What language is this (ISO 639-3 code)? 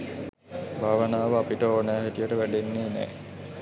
sin